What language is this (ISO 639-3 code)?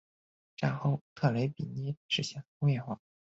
zho